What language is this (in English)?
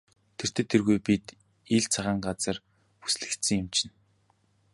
Mongolian